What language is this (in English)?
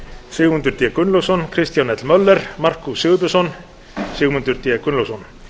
Icelandic